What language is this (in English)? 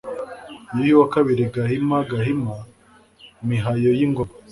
Kinyarwanda